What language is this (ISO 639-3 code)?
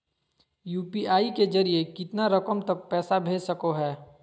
mag